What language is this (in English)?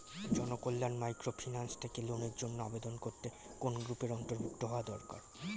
Bangla